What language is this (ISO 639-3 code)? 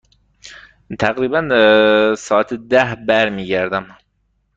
fas